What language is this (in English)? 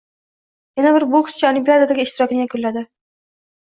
Uzbek